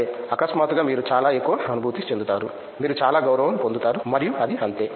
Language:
Telugu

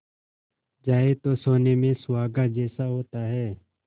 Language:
Hindi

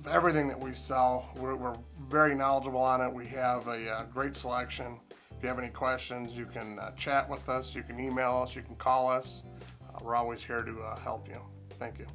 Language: English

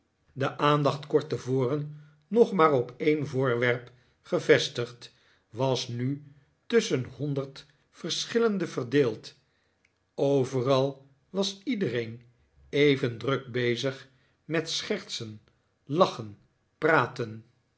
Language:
Dutch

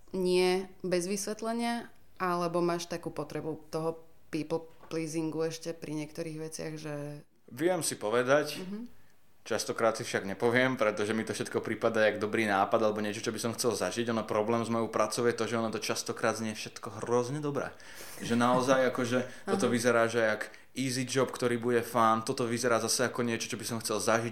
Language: Slovak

